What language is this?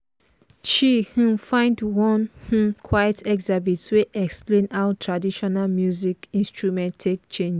Nigerian Pidgin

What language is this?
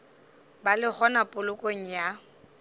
Northern Sotho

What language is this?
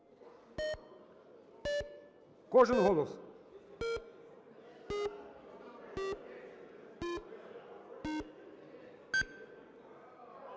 Ukrainian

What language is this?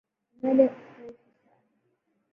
Swahili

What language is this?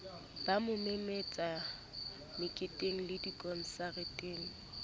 Southern Sotho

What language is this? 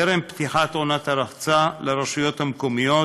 Hebrew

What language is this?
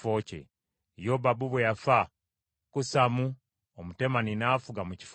Ganda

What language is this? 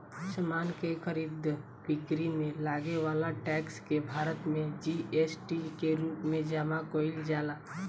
Bhojpuri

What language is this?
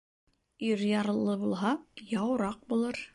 Bashkir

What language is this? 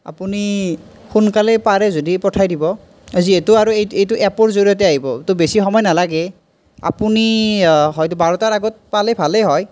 Assamese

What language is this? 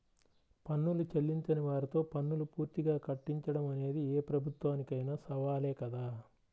Telugu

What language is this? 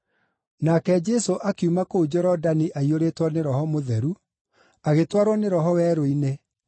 Kikuyu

